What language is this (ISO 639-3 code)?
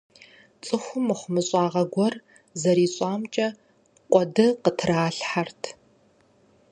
kbd